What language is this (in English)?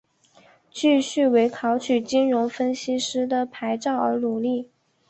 Chinese